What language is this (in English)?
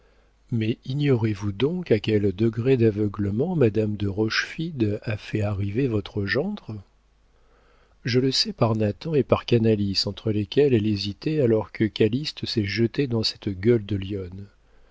French